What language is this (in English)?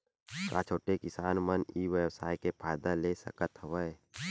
Chhattisgarhi